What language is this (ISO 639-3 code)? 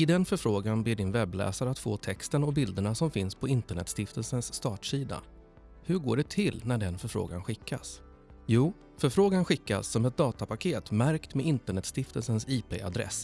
swe